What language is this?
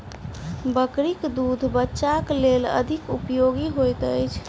Maithili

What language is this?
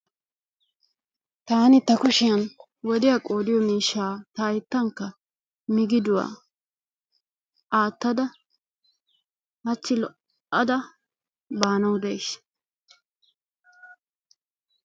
Wolaytta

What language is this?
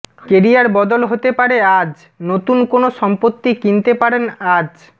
Bangla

